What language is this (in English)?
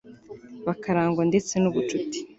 Kinyarwanda